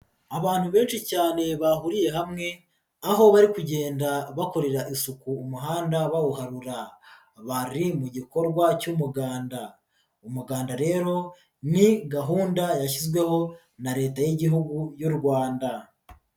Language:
Kinyarwanda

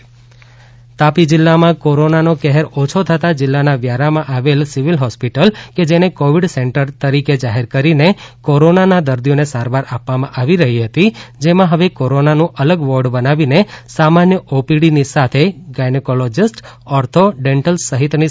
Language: Gujarati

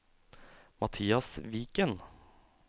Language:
Norwegian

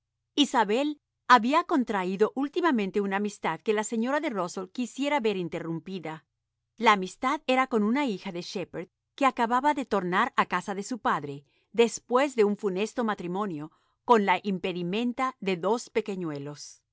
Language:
Spanish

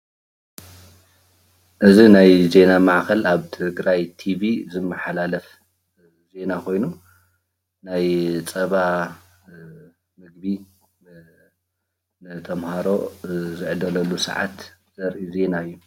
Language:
Tigrinya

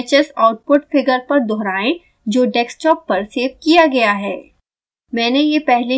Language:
Hindi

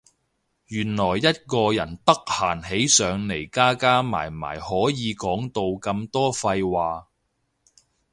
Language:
Cantonese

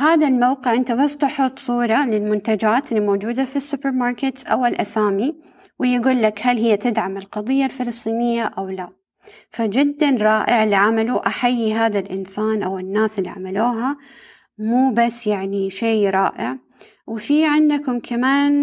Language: Arabic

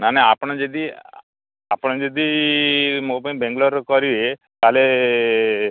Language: Odia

